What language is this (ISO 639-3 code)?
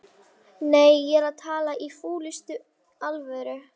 isl